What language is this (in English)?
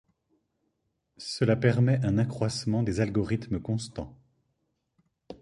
French